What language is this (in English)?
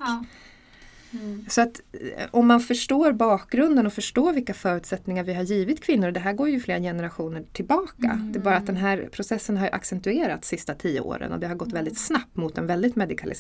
Swedish